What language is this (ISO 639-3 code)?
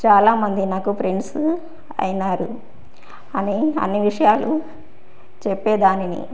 tel